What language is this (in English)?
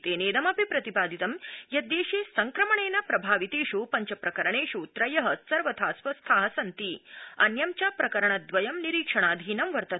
Sanskrit